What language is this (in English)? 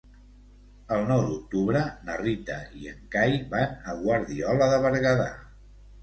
Catalan